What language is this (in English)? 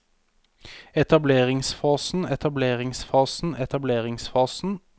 Norwegian